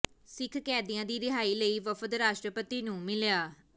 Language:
Punjabi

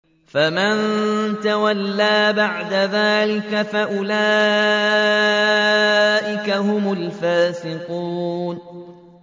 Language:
Arabic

